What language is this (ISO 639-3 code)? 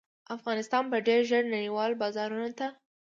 pus